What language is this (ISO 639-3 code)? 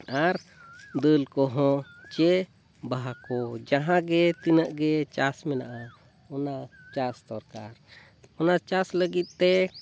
sat